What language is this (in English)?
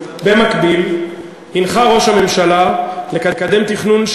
Hebrew